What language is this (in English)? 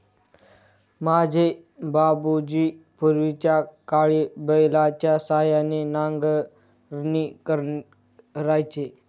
Marathi